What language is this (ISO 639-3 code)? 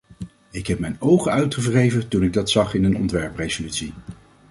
nld